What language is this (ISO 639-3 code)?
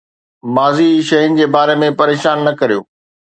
snd